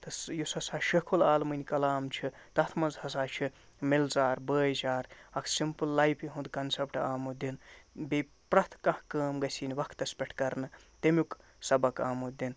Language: Kashmiri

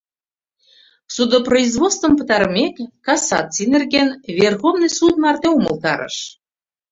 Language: Mari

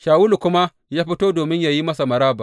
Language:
Hausa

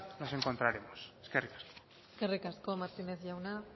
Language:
Basque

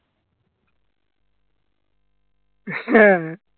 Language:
Bangla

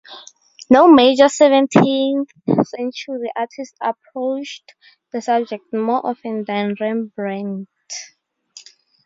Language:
English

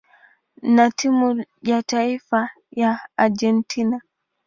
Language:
Swahili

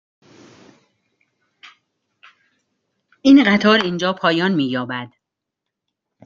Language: Persian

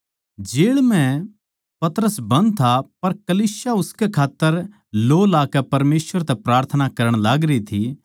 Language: Haryanvi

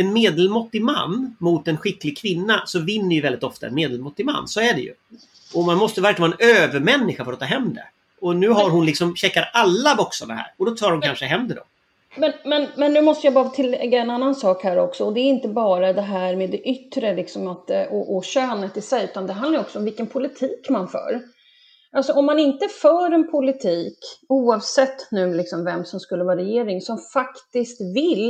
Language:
Swedish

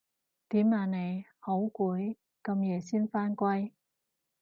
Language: Cantonese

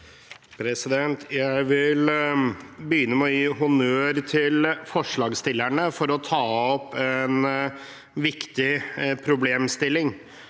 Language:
Norwegian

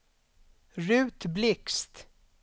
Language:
Swedish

